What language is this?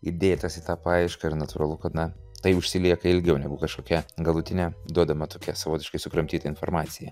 Lithuanian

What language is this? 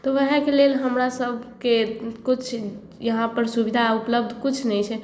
Maithili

